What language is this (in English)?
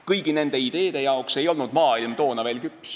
Estonian